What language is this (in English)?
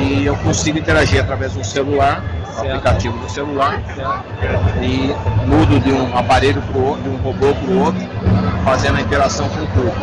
Portuguese